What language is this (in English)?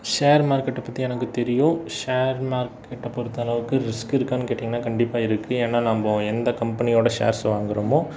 Tamil